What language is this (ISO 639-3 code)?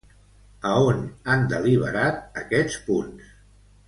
cat